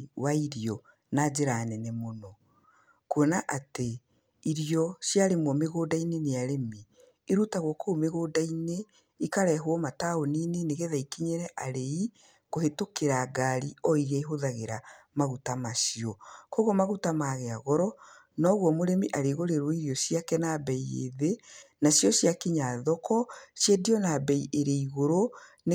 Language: Kikuyu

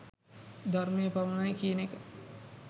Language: Sinhala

